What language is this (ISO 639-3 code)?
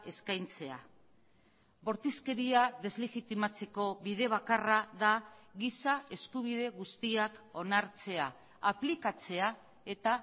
eus